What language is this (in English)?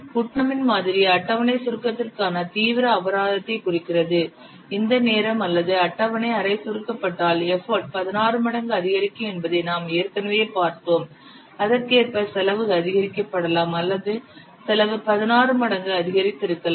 Tamil